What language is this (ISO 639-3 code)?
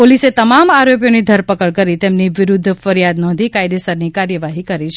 guj